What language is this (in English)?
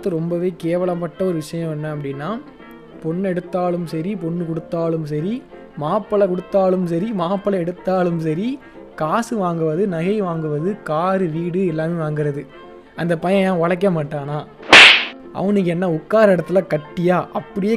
Tamil